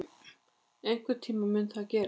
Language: Icelandic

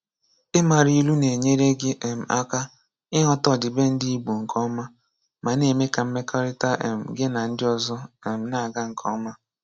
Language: Igbo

